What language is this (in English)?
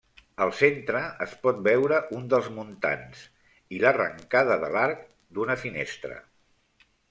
Catalan